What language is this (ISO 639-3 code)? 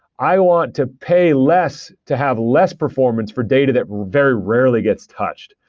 eng